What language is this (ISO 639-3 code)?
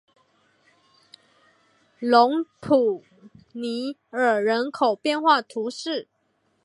zho